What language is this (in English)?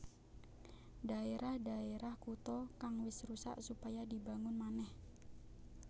Javanese